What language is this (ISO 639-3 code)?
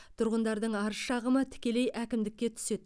kaz